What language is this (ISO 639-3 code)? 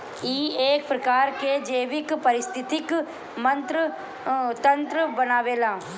bho